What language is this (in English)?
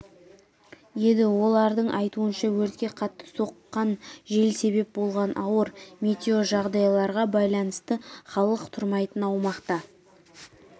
Kazakh